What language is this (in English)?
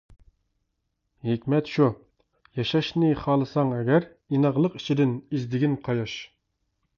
Uyghur